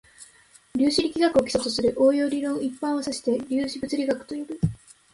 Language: Japanese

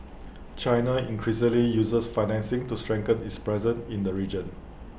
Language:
English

